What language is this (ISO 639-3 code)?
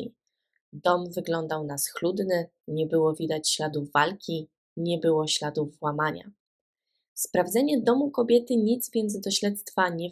pol